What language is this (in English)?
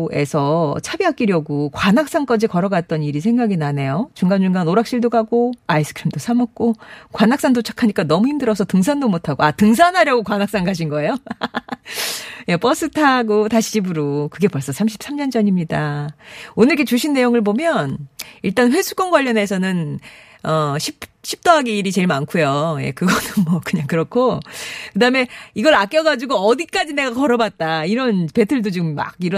Korean